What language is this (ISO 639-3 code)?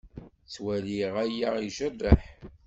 kab